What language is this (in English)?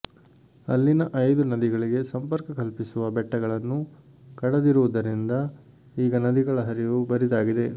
Kannada